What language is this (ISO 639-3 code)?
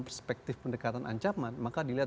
ind